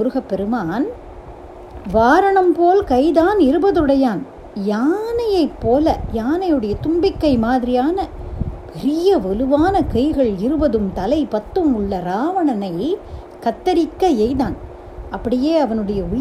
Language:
Tamil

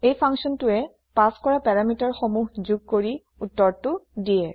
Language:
Assamese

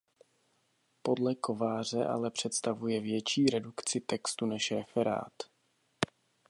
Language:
Czech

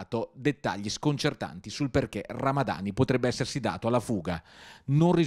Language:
Italian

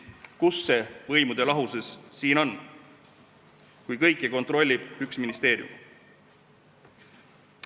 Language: Estonian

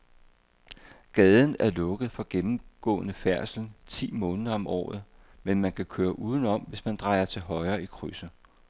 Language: Danish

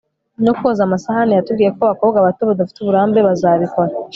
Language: Kinyarwanda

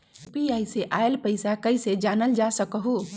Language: Magahi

